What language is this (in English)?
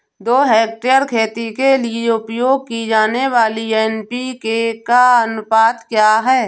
Hindi